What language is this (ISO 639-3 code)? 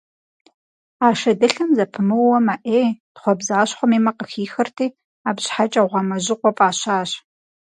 kbd